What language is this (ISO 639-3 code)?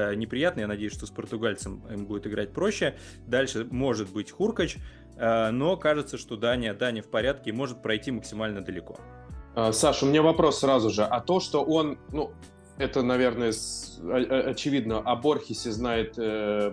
rus